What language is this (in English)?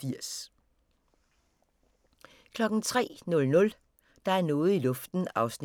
Danish